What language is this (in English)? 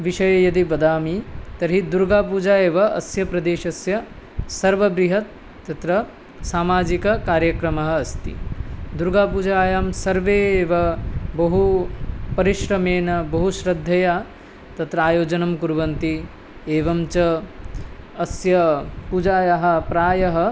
Sanskrit